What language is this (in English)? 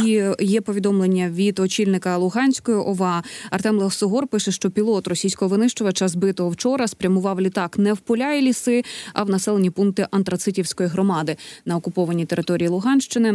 Ukrainian